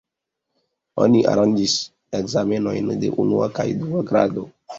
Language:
Esperanto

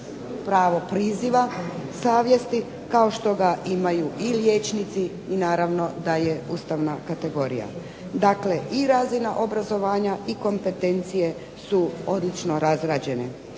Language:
Croatian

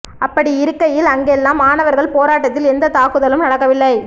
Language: Tamil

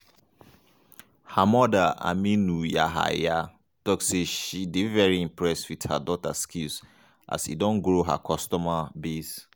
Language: Nigerian Pidgin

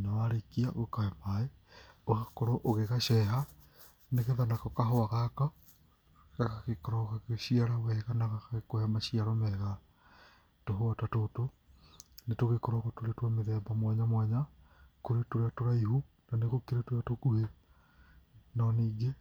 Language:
Kikuyu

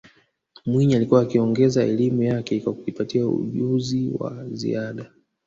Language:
Swahili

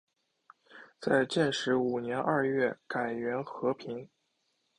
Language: Chinese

